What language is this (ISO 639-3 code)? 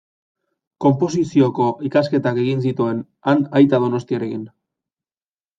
eus